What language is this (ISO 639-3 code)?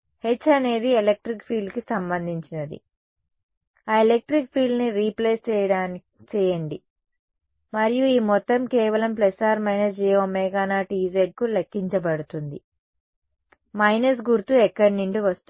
tel